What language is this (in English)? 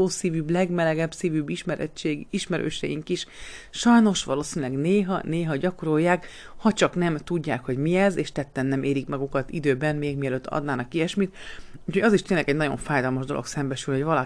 Hungarian